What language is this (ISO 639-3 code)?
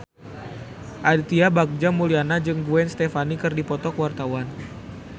sun